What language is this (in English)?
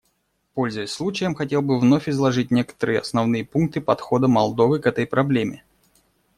Russian